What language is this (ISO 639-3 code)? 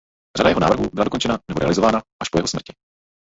ces